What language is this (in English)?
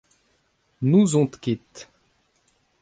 Breton